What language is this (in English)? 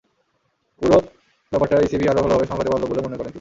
Bangla